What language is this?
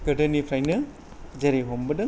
Bodo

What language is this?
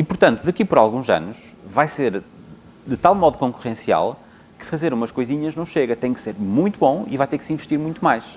Portuguese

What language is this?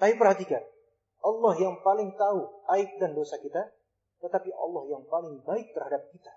Indonesian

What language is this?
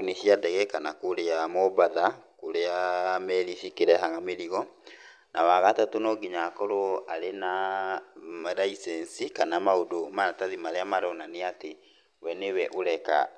Kikuyu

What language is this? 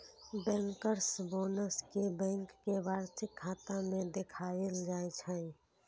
Maithili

